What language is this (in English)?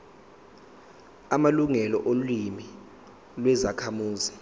Zulu